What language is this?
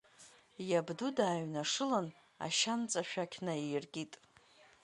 Abkhazian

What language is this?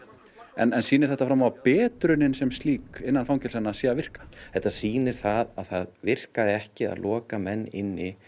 Icelandic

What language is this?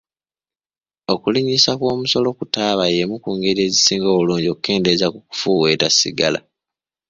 Ganda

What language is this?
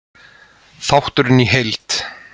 Icelandic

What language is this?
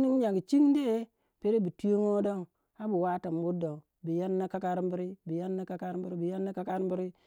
Waja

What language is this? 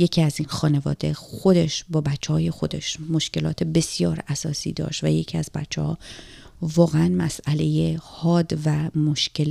Persian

